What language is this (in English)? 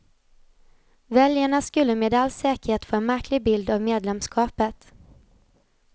Swedish